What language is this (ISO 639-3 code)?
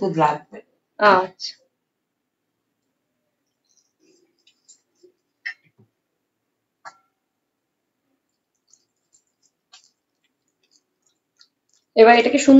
ben